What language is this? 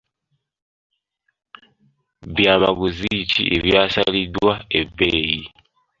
Ganda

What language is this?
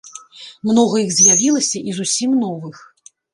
Belarusian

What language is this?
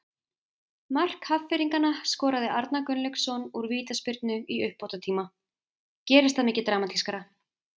Icelandic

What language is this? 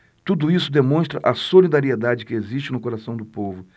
Portuguese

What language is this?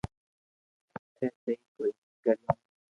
Loarki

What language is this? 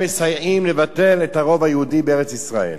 Hebrew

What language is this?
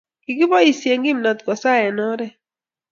Kalenjin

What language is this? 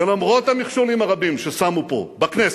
Hebrew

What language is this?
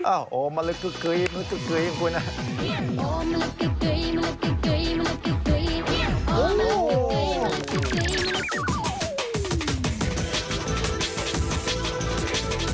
Thai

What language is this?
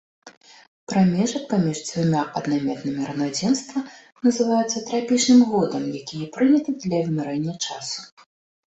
Belarusian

